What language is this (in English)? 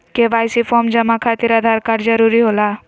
Magahi